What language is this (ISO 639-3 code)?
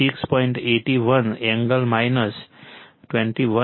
guj